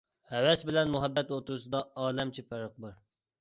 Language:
Uyghur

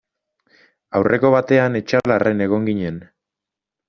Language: Basque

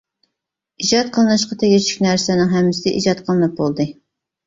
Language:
Uyghur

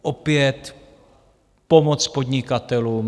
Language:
Czech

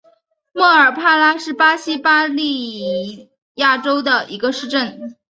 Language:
Chinese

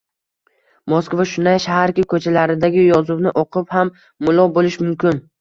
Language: Uzbek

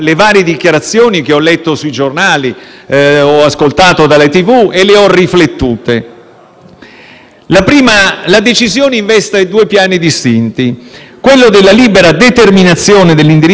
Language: Italian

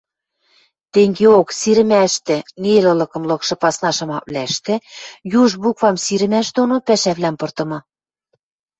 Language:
Western Mari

